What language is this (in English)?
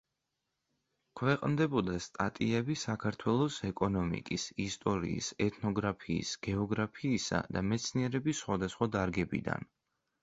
Georgian